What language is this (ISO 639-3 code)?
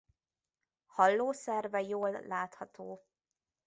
hun